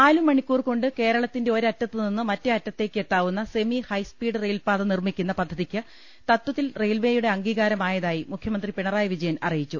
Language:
Malayalam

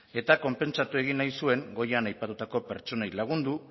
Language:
Basque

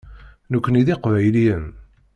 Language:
Kabyle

